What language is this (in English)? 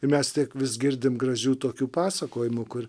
Lithuanian